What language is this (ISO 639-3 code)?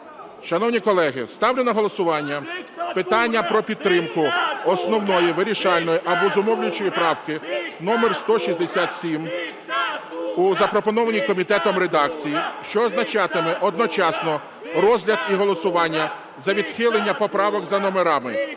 ukr